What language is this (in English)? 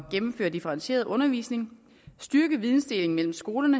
Danish